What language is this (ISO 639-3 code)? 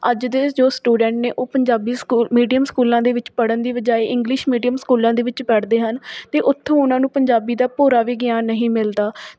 pan